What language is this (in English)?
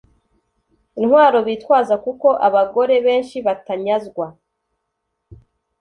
Kinyarwanda